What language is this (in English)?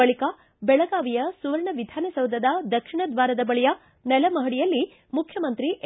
Kannada